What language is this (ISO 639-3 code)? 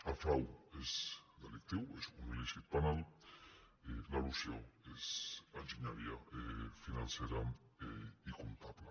cat